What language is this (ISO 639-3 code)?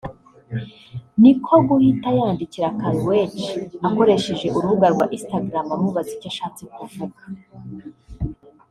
kin